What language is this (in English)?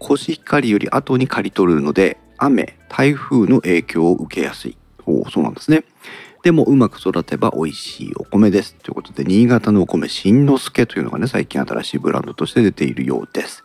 Japanese